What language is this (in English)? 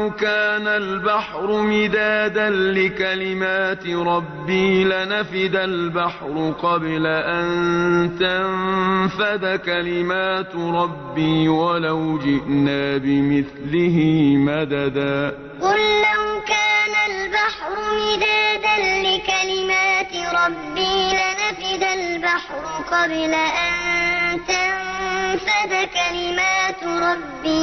Arabic